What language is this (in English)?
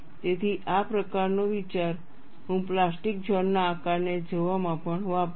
Gujarati